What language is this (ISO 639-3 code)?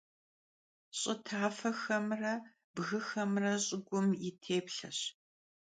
kbd